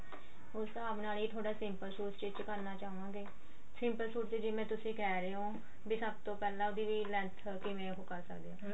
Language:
Punjabi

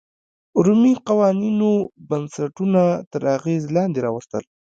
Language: Pashto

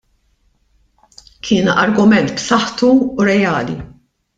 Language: Maltese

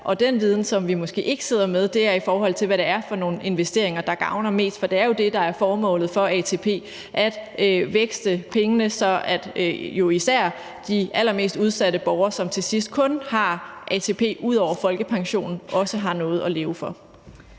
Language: Danish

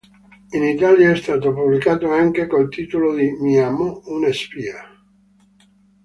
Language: Italian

